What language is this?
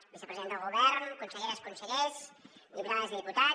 Catalan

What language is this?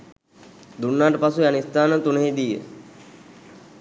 Sinhala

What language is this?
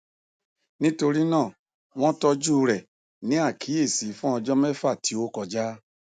Yoruba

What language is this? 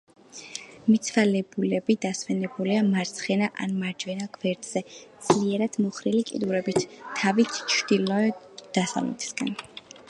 Georgian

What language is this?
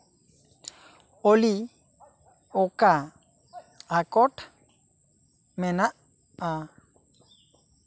Santali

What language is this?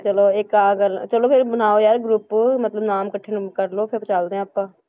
Punjabi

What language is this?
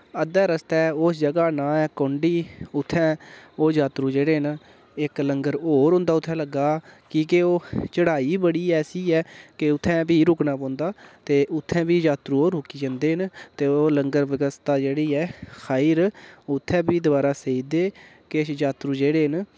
Dogri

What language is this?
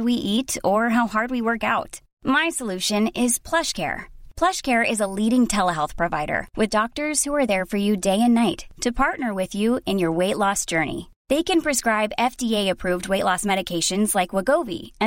Swedish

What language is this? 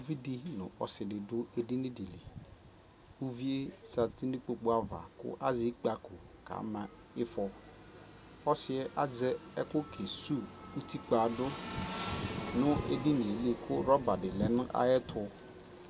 Ikposo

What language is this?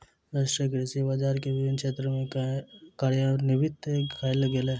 Maithili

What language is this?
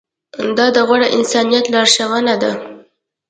Pashto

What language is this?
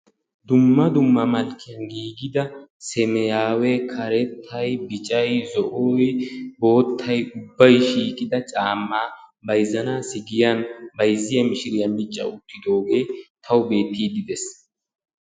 Wolaytta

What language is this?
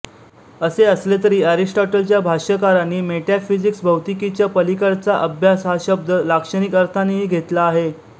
Marathi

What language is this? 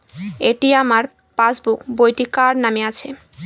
Bangla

